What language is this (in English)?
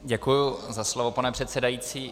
Czech